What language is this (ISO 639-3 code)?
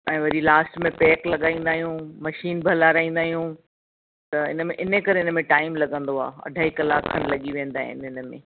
snd